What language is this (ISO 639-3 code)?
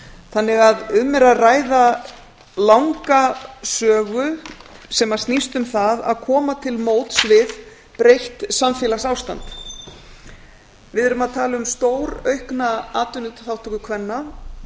isl